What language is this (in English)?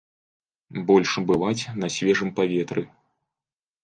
Belarusian